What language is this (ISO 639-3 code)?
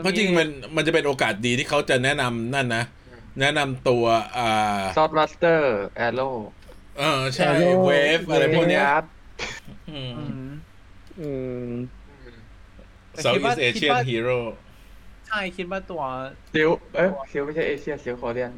tha